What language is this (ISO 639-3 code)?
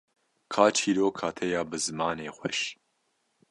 kur